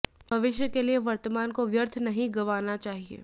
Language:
Hindi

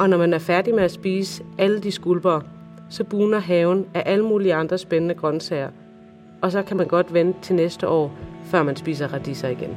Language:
Danish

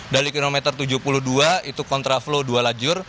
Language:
Indonesian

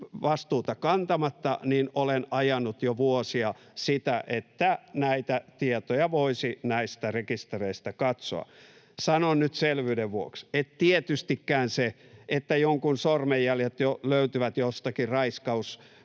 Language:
Finnish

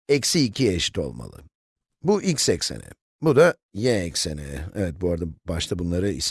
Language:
Turkish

